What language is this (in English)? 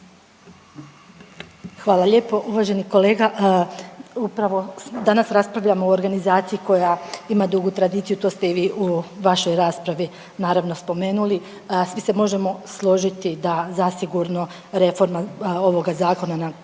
Croatian